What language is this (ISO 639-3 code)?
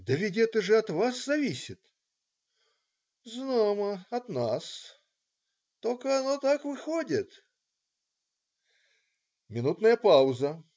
rus